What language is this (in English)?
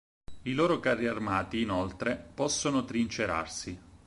Italian